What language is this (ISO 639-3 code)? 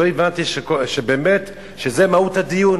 heb